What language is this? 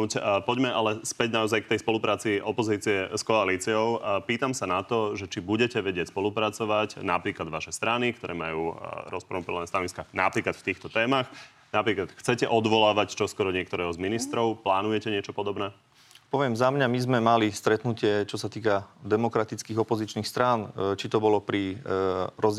Slovak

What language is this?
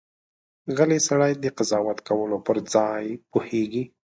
Pashto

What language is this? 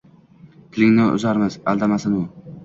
Uzbek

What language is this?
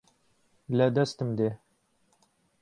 Central Kurdish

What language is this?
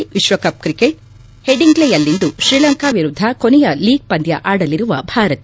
Kannada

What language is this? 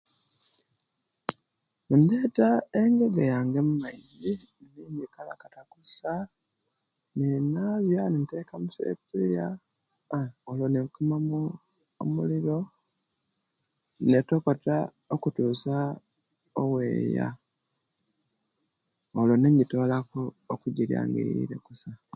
Kenyi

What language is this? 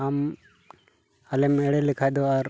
Santali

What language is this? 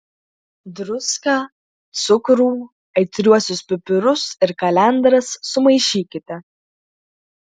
Lithuanian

